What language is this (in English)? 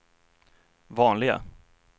Swedish